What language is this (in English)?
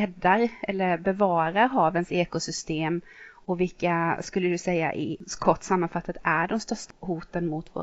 Swedish